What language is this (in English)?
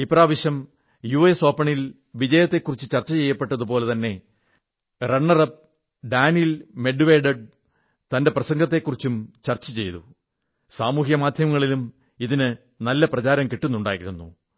Malayalam